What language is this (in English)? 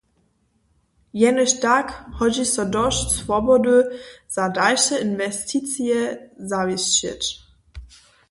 Upper Sorbian